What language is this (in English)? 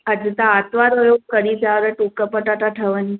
Sindhi